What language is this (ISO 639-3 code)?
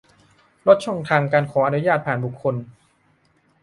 tha